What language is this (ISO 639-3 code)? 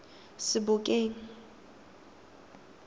tsn